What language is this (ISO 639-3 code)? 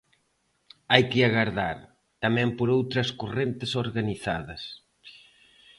glg